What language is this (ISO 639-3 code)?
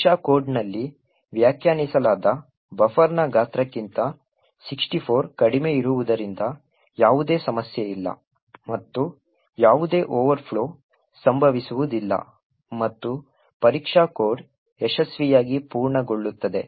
kan